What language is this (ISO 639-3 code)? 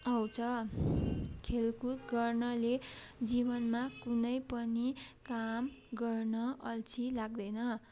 nep